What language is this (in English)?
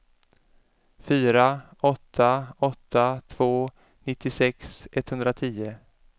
Swedish